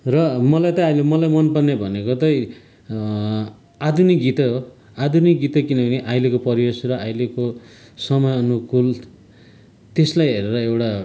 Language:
Nepali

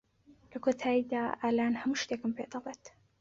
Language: Central Kurdish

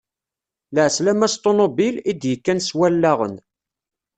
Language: Kabyle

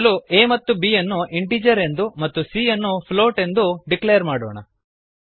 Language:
Kannada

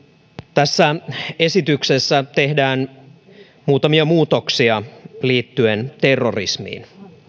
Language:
Finnish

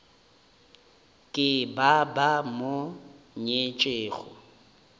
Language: Northern Sotho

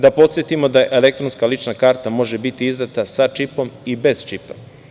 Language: Serbian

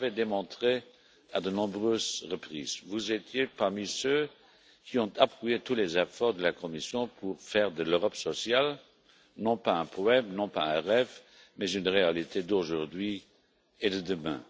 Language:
French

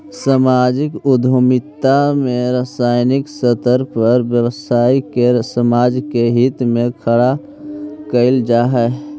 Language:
Magahi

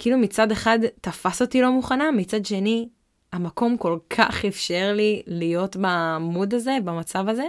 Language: Hebrew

